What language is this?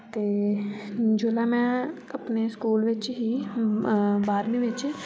Dogri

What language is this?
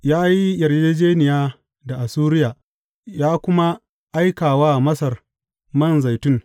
Hausa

